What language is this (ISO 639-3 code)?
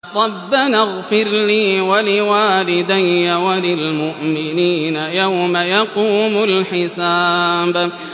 ara